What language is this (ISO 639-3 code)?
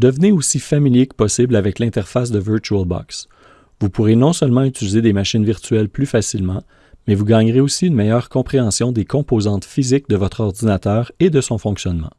fra